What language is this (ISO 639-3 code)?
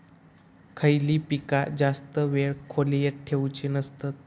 mar